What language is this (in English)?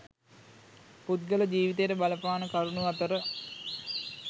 Sinhala